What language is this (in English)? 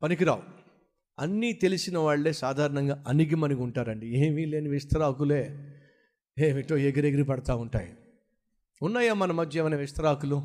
Telugu